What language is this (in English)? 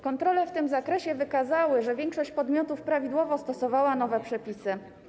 Polish